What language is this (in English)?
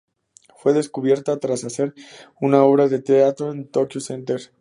Spanish